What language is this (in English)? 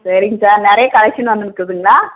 Tamil